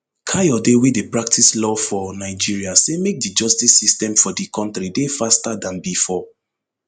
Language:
Nigerian Pidgin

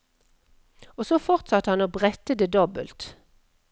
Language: Norwegian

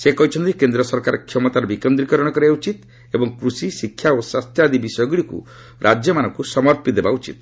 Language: Odia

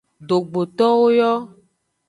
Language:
Aja (Benin)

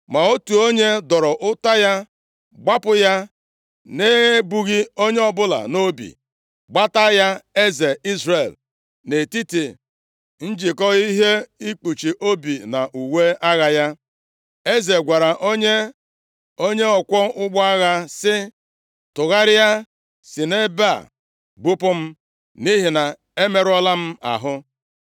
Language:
Igbo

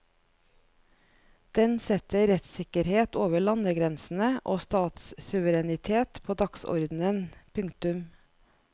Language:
Norwegian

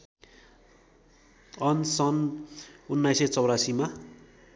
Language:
Nepali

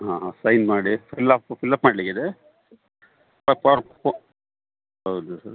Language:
Kannada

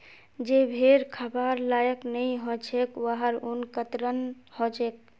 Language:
Magahi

